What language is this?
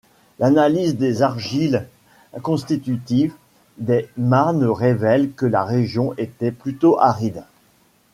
French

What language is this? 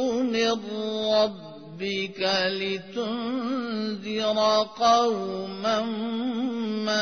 Urdu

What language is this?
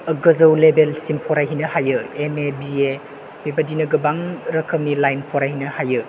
Bodo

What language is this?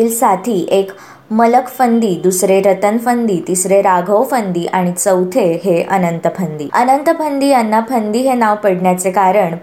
Marathi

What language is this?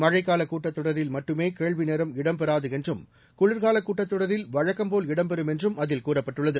Tamil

